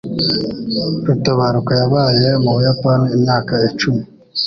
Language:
Kinyarwanda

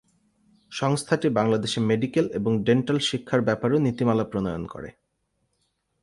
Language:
Bangla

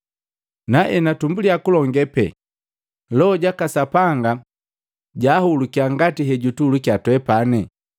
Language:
Matengo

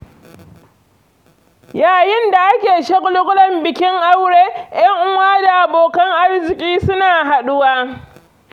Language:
Hausa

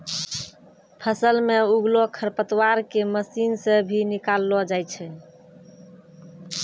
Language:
Maithili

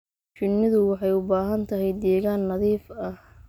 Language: Somali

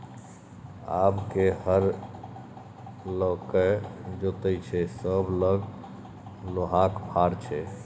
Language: Maithili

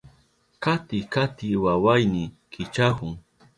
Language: Southern Pastaza Quechua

